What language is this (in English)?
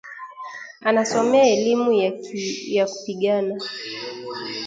Swahili